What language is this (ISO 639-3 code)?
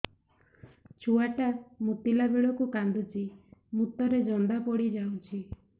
ori